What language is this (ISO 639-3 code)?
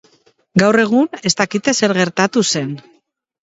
eus